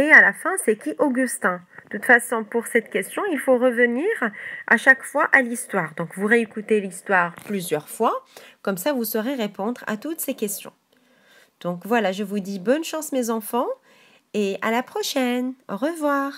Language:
French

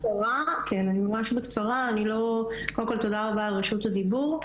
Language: Hebrew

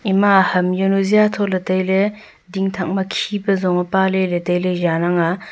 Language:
Wancho Naga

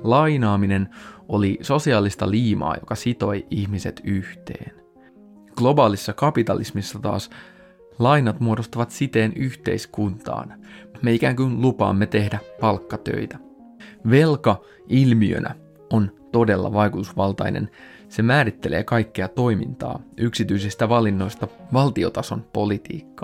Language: Finnish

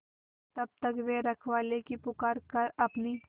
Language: Hindi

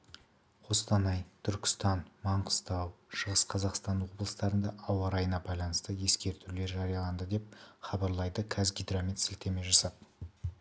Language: Kazakh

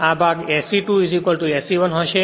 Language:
Gujarati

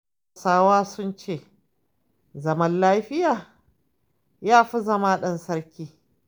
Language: Hausa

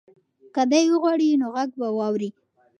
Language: Pashto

